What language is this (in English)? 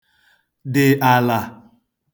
Igbo